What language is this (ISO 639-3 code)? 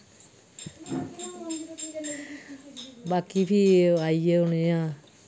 doi